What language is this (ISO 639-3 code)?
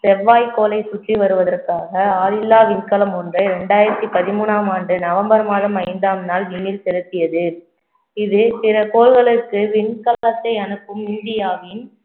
tam